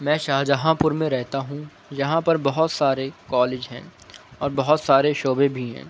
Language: Urdu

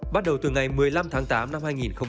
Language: Vietnamese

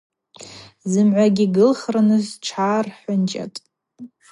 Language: Abaza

